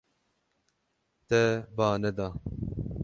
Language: Kurdish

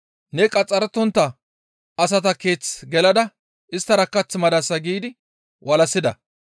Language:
Gamo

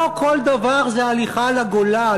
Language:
Hebrew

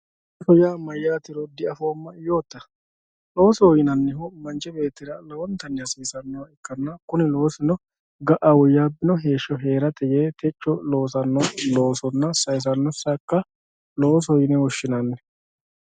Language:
Sidamo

